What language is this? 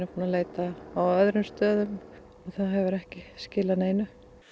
Icelandic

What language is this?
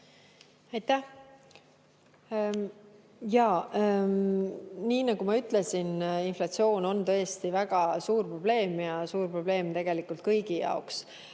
Estonian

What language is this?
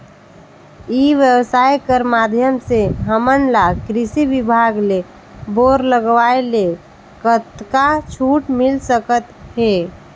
Chhattisgarhi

